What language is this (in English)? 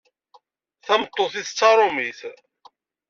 Kabyle